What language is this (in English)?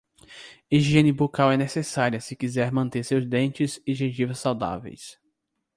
Portuguese